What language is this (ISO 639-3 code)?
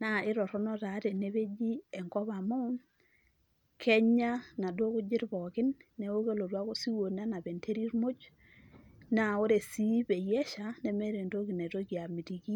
mas